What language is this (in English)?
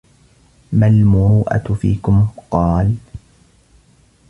Arabic